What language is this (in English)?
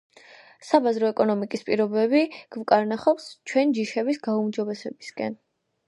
Georgian